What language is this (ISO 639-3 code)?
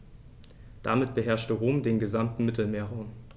deu